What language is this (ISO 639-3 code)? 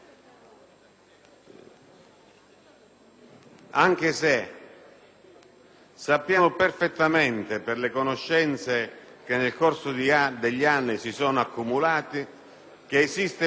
ita